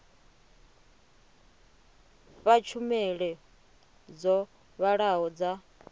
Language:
Venda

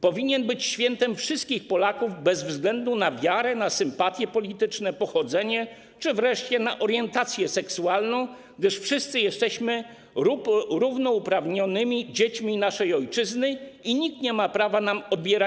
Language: Polish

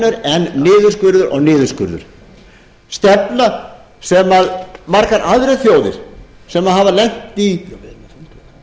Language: Icelandic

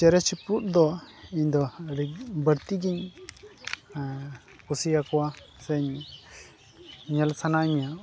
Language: Santali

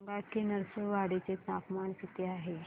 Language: Marathi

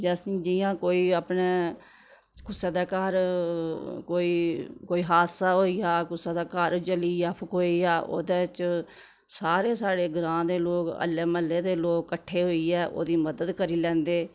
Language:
Dogri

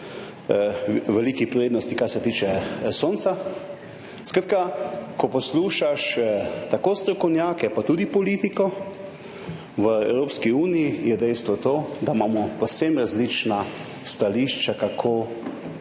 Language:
Slovenian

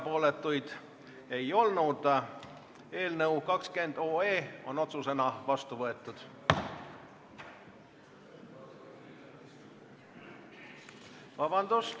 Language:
Estonian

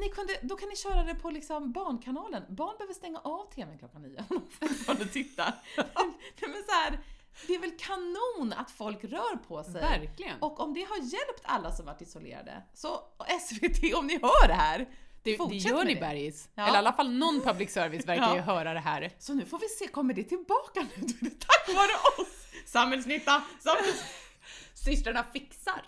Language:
Swedish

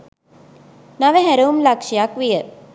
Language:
Sinhala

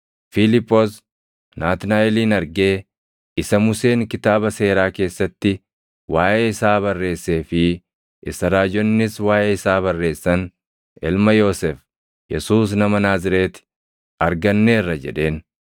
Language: Oromo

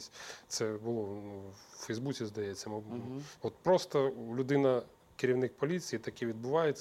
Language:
Ukrainian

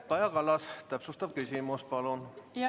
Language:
Estonian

